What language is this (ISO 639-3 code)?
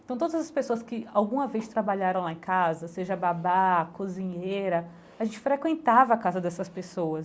por